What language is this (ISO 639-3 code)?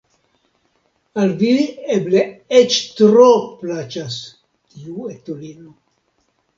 epo